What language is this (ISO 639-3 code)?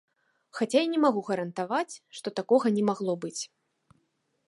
bel